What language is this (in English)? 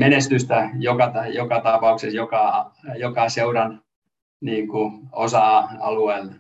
Finnish